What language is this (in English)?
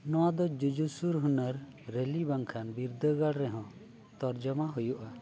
Santali